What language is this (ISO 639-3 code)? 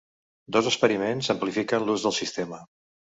cat